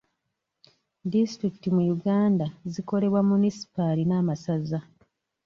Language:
Ganda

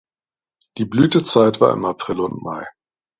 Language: German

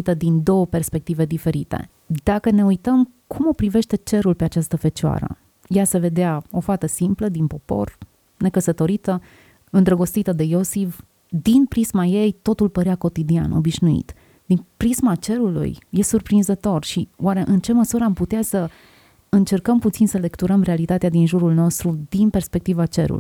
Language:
Romanian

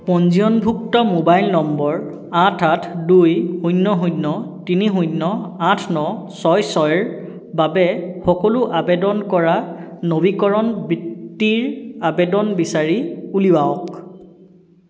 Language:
Assamese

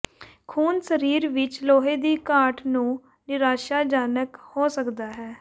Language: Punjabi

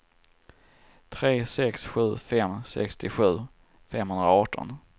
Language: Swedish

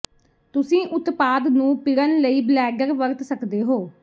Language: Punjabi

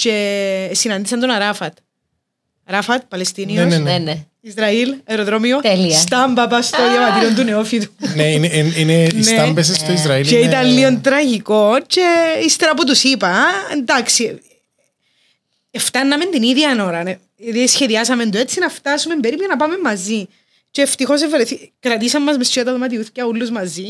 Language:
Greek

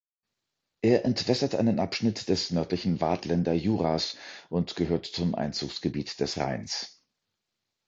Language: German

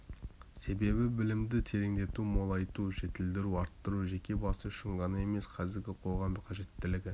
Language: Kazakh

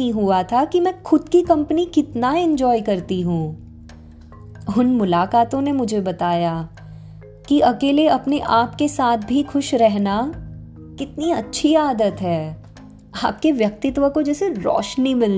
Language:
Hindi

